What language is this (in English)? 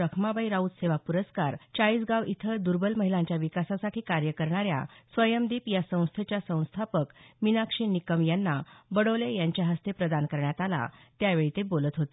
Marathi